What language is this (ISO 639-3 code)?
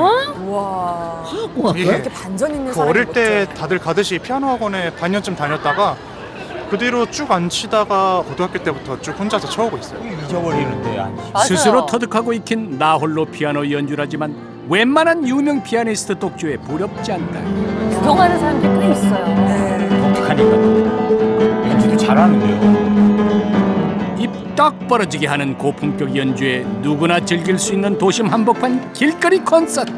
kor